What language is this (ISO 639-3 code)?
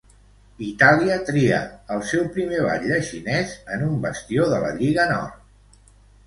cat